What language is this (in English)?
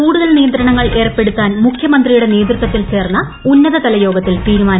Malayalam